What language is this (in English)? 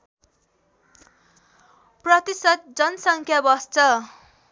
Nepali